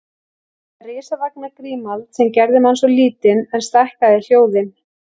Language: Icelandic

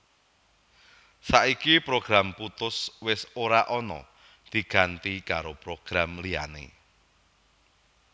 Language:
Javanese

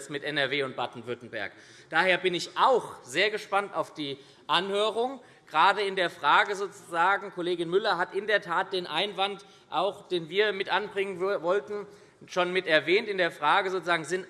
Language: German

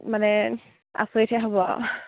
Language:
Assamese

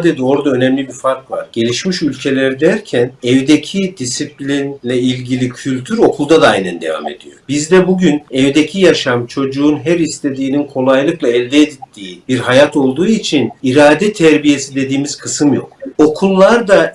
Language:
Turkish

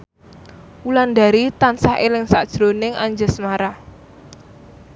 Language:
Javanese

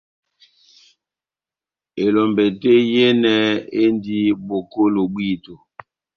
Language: Batanga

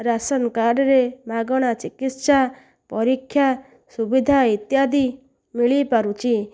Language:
Odia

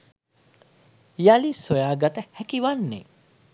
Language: Sinhala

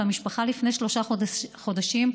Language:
Hebrew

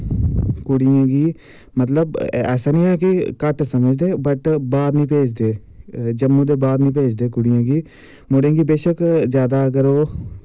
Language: Dogri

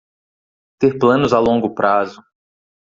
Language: Portuguese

